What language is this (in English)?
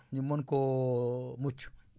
Wolof